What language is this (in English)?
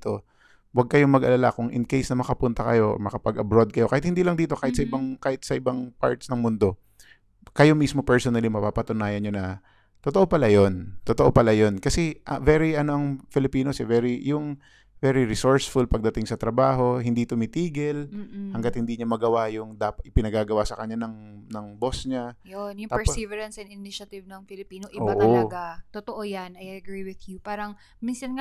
Filipino